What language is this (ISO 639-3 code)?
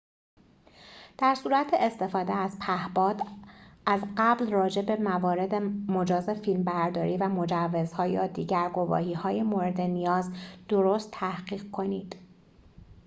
fas